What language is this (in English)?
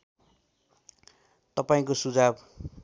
Nepali